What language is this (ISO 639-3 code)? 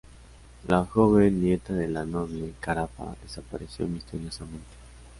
spa